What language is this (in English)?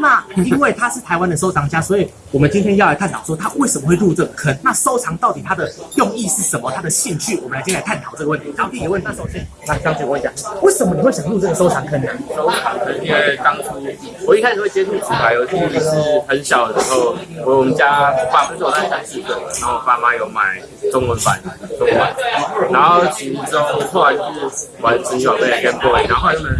Chinese